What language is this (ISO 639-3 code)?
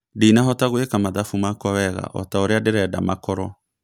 kik